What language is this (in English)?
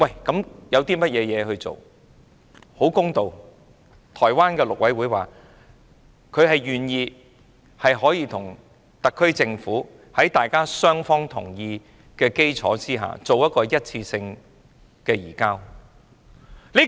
Cantonese